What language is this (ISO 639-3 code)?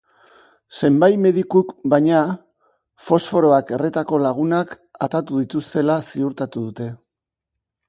eus